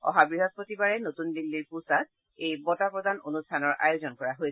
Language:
Assamese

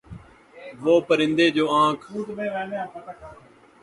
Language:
Urdu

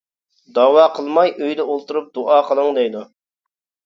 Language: Uyghur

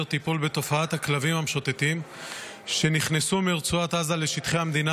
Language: Hebrew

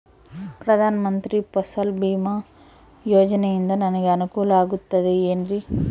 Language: Kannada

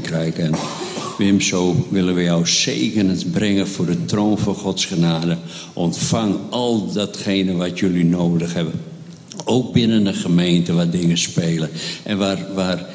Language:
Dutch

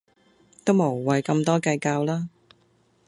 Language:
Cantonese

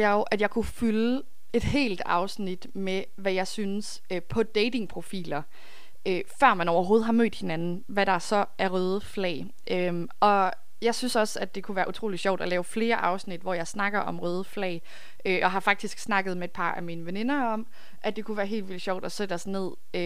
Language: Danish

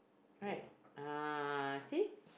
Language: English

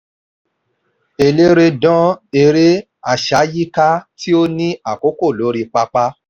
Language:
Yoruba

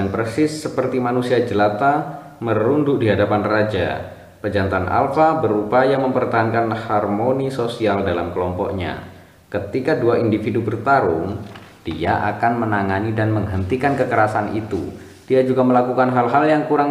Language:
Indonesian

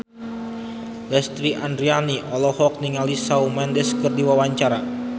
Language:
Sundanese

